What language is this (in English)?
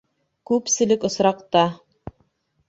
Bashkir